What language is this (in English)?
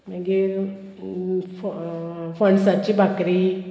Konkani